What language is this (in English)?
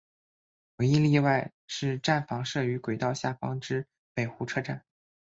Chinese